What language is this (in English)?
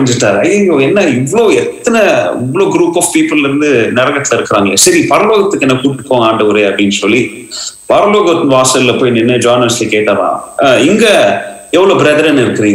Tamil